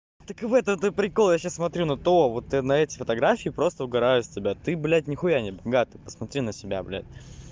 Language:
Russian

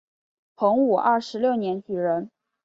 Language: Chinese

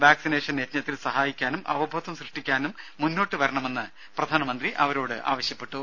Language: Malayalam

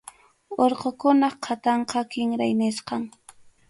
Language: Arequipa-La Unión Quechua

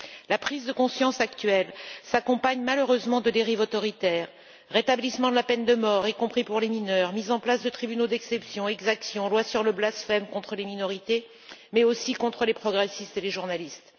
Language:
French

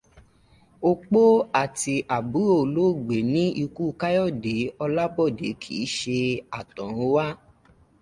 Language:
Yoruba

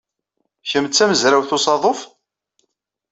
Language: Kabyle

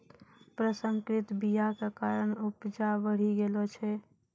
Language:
Maithili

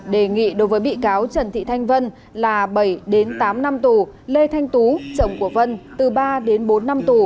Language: Vietnamese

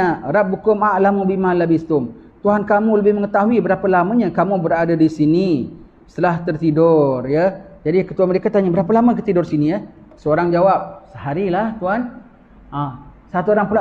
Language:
Malay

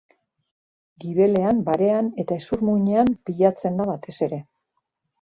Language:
Basque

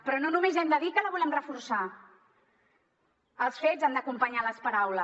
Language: Catalan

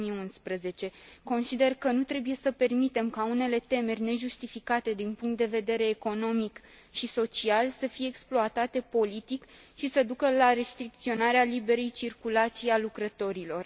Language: Romanian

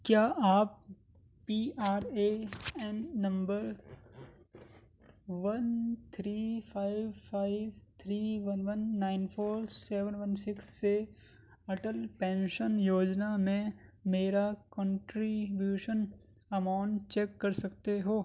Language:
Urdu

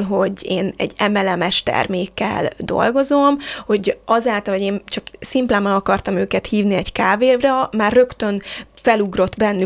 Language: Hungarian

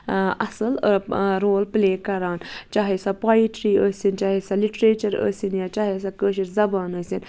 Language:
Kashmiri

